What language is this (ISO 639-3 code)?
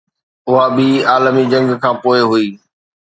snd